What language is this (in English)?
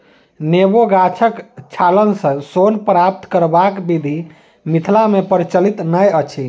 Maithili